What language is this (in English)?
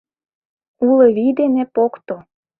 Mari